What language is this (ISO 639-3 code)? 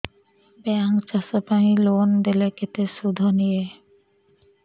ori